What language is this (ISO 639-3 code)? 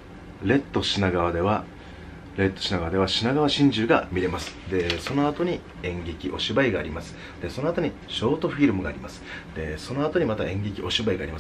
jpn